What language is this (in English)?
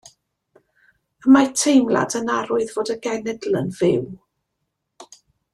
Welsh